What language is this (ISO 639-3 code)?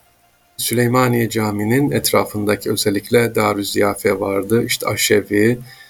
tur